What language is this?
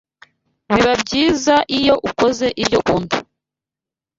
Kinyarwanda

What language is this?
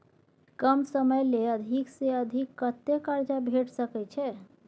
Maithili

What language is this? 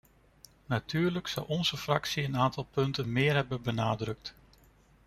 Dutch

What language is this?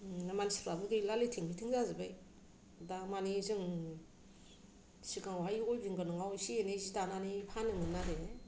Bodo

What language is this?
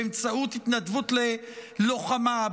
Hebrew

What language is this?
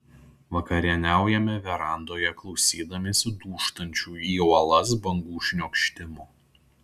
Lithuanian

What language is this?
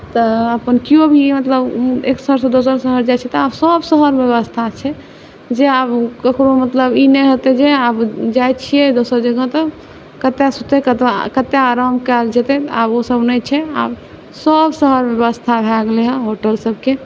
Maithili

